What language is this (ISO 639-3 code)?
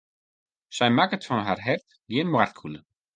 fry